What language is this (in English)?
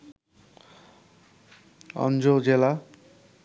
Bangla